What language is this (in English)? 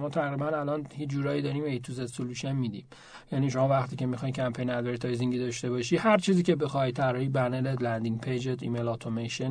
Persian